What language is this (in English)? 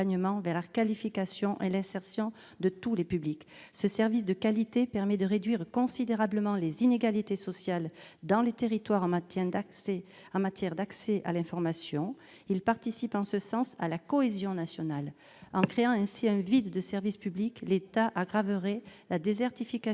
French